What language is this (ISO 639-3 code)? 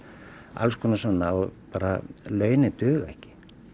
isl